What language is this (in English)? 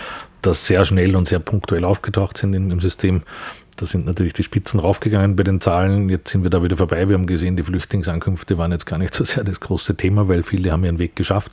German